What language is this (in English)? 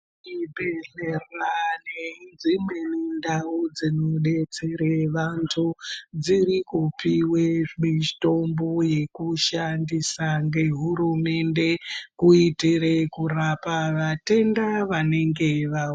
Ndau